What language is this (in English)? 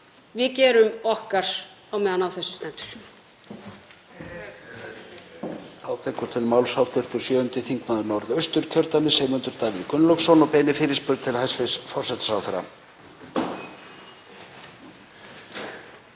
Icelandic